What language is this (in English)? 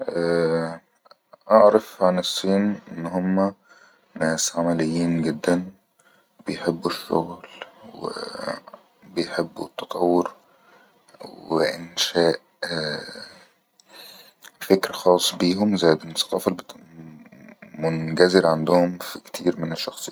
Egyptian Arabic